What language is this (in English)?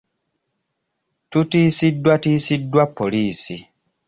Ganda